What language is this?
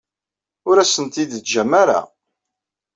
Kabyle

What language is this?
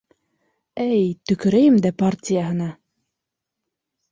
Bashkir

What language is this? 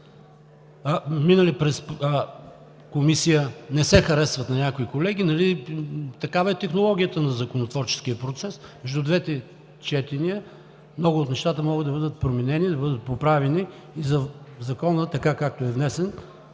Bulgarian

